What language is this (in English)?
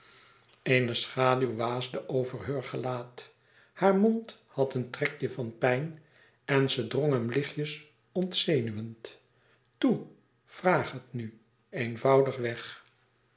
Dutch